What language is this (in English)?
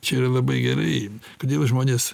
Lithuanian